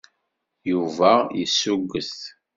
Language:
Kabyle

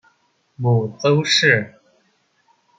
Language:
Chinese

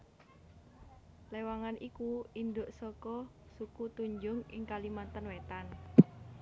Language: Javanese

